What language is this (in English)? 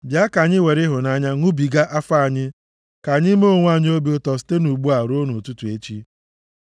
Igbo